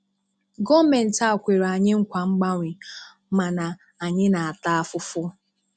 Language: Igbo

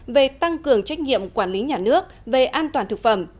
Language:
Vietnamese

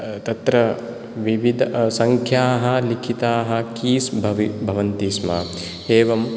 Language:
Sanskrit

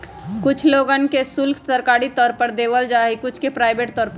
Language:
Magahi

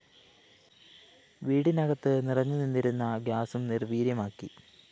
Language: Malayalam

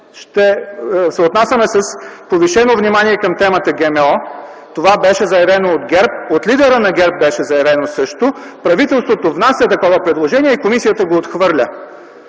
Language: Bulgarian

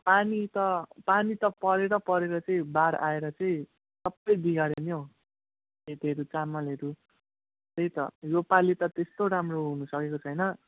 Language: Nepali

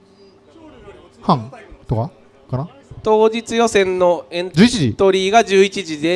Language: Japanese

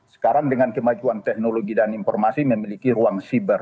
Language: Indonesian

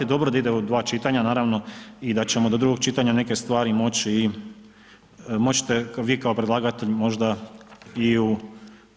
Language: Croatian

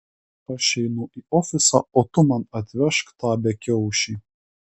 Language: Lithuanian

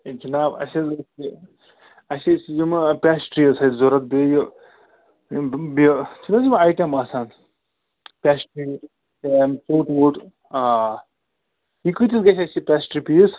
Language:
Kashmiri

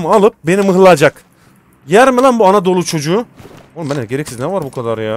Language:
Turkish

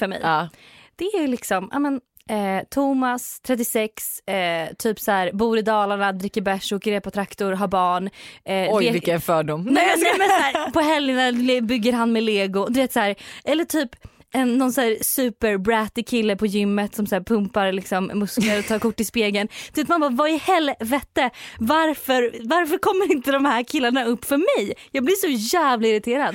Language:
Swedish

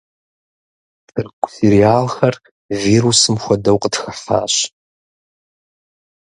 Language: Kabardian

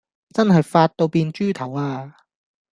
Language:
Cantonese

